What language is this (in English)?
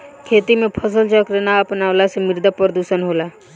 Bhojpuri